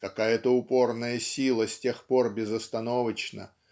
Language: Russian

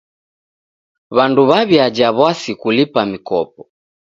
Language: Taita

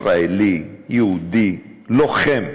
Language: Hebrew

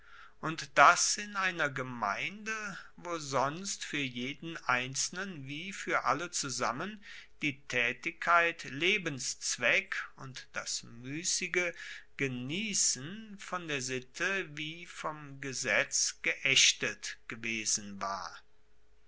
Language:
German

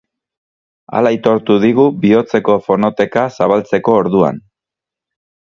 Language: Basque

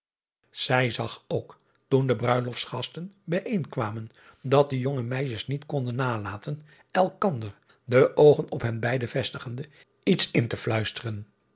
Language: Dutch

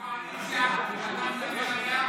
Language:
Hebrew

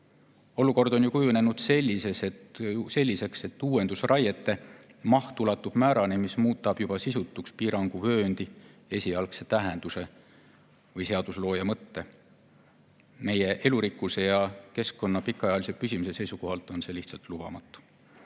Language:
Estonian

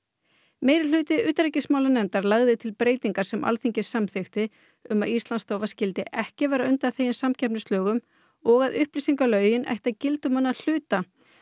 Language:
Icelandic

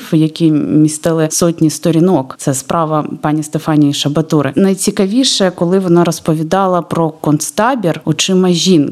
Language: Ukrainian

